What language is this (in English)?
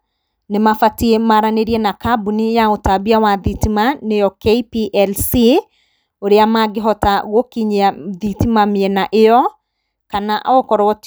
Kikuyu